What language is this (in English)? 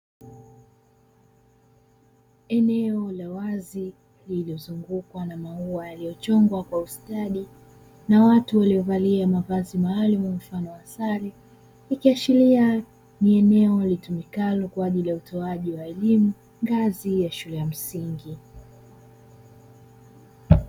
Swahili